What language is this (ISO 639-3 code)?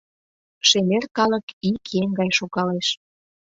chm